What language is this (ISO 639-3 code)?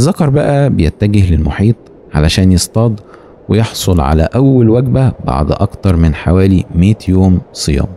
ara